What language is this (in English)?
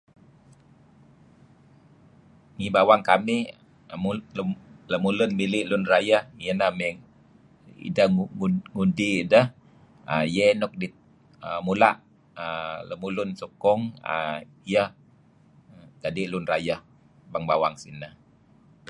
Kelabit